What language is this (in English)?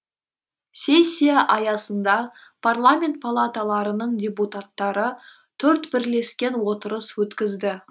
Kazakh